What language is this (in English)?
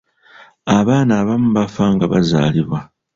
Ganda